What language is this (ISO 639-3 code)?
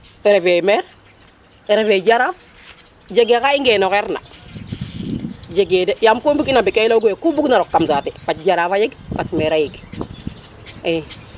srr